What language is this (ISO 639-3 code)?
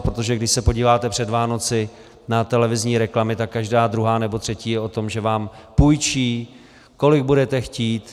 ces